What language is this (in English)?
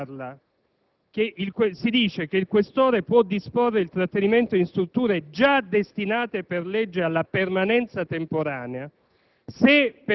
Italian